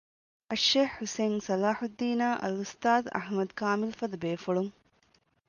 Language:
Divehi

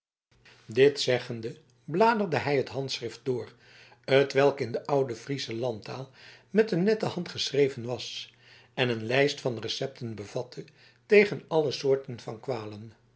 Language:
Dutch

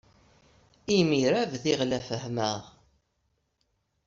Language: Kabyle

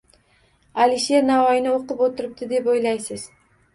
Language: Uzbek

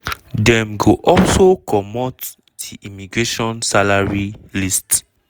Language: Nigerian Pidgin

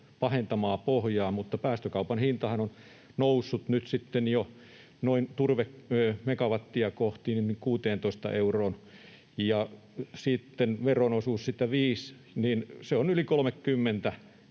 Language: Finnish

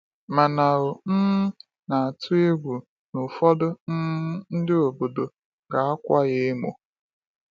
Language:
Igbo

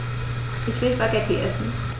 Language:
German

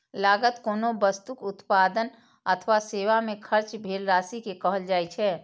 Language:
Maithili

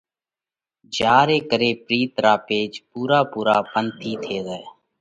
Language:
Parkari Koli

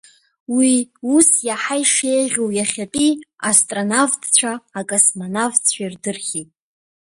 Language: Abkhazian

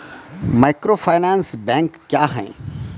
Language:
Maithili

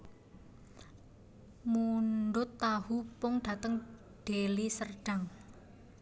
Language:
Javanese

